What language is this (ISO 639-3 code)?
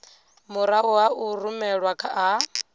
ven